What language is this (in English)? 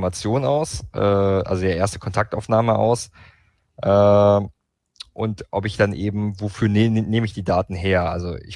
German